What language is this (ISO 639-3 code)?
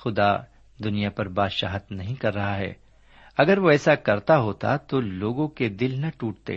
urd